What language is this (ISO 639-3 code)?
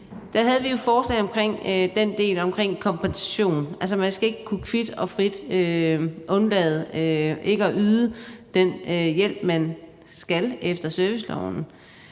dan